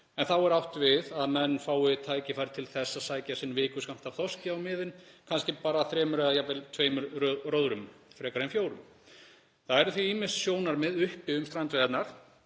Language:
Icelandic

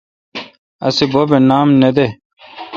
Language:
Kalkoti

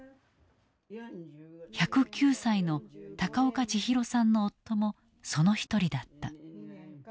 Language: Japanese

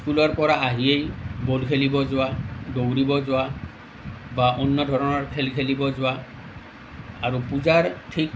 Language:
Assamese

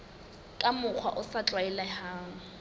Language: Southern Sotho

